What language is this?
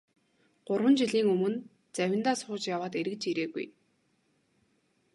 Mongolian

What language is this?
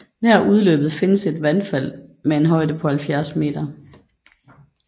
Danish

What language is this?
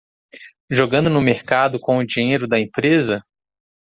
Portuguese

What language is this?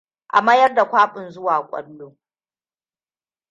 Hausa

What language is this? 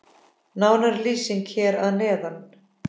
Icelandic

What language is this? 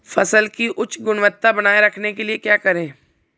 Hindi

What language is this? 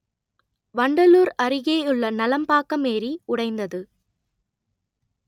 Tamil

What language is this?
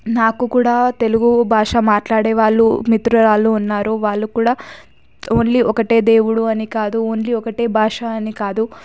Telugu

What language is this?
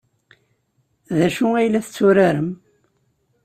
Kabyle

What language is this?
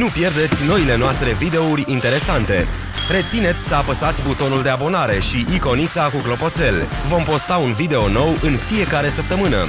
Romanian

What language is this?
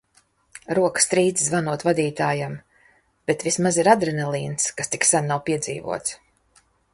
Latvian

